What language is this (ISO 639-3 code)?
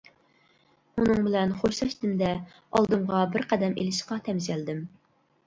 uig